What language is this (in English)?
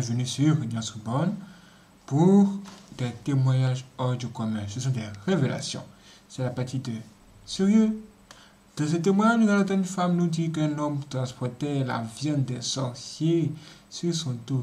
French